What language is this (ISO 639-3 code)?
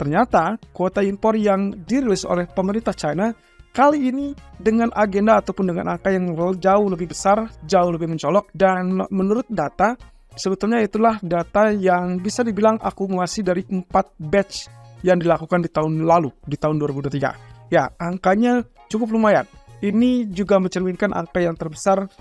ind